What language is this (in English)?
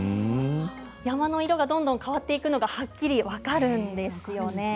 Japanese